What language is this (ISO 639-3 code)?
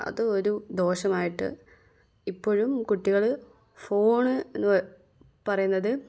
mal